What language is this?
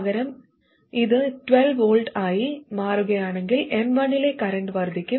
Malayalam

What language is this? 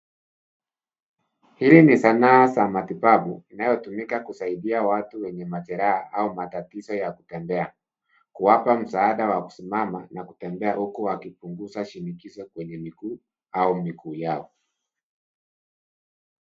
Swahili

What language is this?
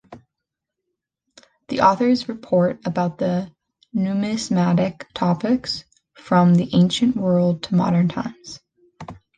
English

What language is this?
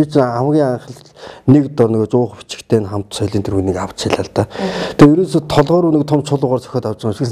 Korean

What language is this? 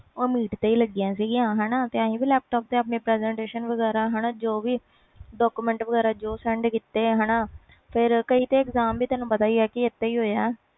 Punjabi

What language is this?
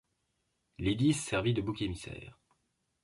French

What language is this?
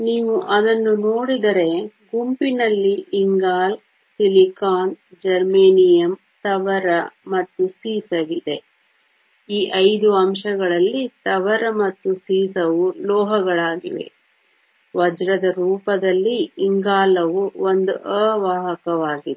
Kannada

